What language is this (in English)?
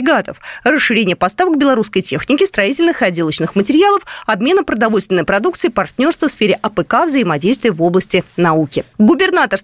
Russian